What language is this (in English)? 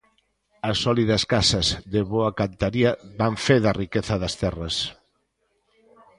Galician